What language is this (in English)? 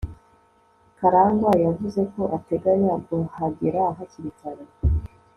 Kinyarwanda